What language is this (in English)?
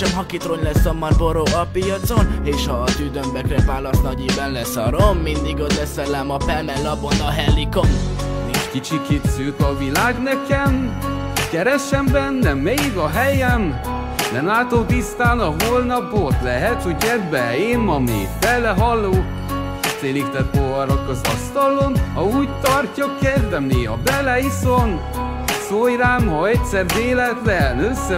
Hungarian